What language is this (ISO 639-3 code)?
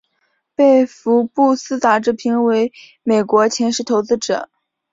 zho